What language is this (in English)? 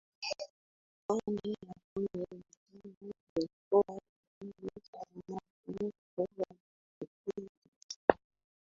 Swahili